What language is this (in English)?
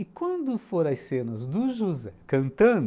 Portuguese